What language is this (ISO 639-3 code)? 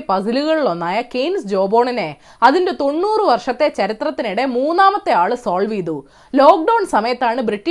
mal